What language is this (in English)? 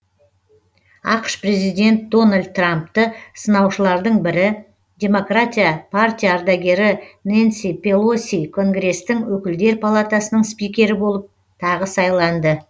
Kazakh